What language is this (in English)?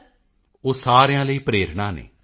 Punjabi